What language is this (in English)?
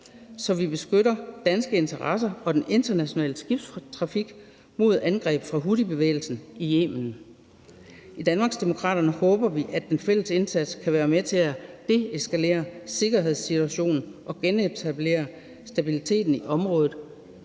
Danish